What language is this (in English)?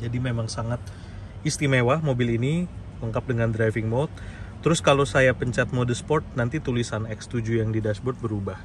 Indonesian